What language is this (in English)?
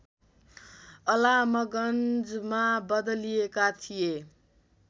Nepali